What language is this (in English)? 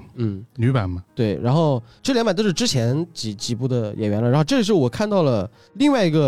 Chinese